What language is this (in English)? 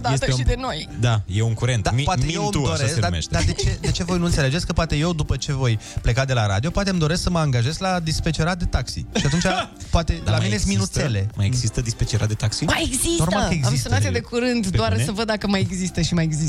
Romanian